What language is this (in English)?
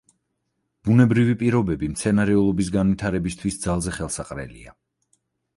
Georgian